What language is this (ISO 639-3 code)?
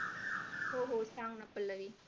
mar